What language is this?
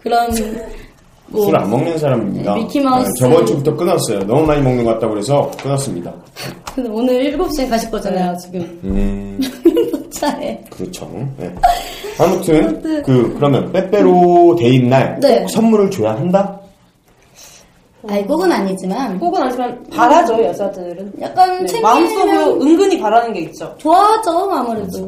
Korean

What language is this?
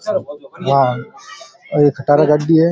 Rajasthani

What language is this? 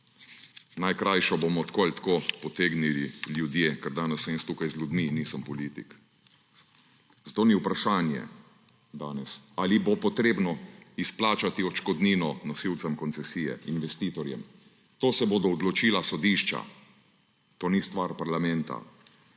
Slovenian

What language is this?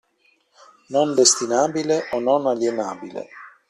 Italian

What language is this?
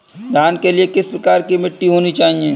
Hindi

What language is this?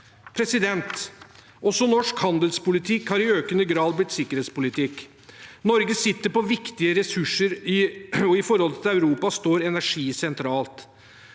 Norwegian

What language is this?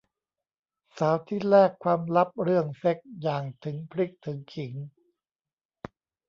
Thai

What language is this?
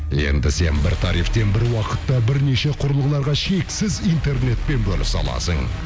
Kazakh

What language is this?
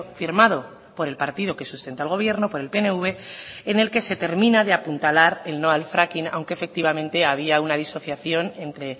Spanish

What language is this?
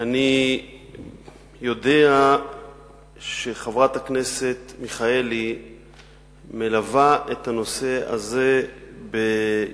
Hebrew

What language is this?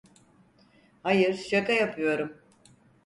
Turkish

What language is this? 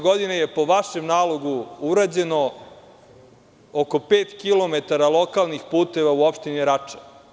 Serbian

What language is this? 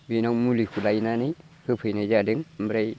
Bodo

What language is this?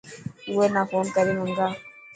Dhatki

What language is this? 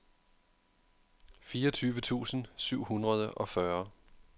Danish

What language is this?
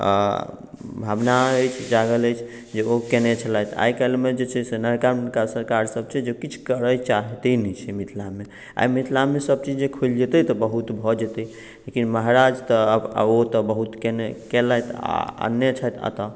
Maithili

